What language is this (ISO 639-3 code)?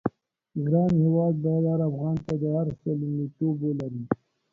pus